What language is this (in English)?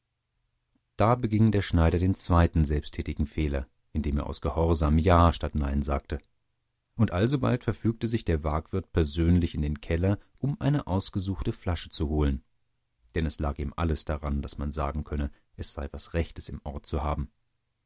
German